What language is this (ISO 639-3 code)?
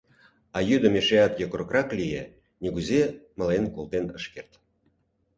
chm